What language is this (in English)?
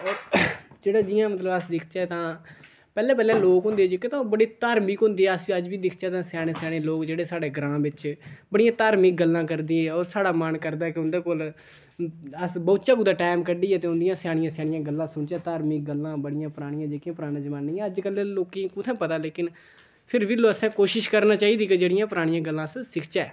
Dogri